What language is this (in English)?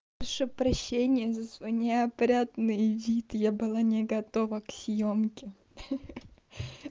Russian